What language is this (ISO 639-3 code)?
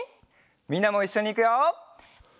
jpn